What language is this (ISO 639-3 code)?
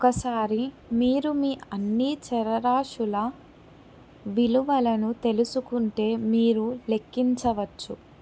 tel